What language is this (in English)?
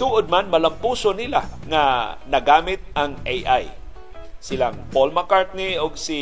Filipino